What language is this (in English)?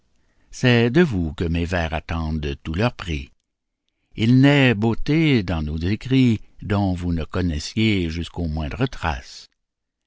French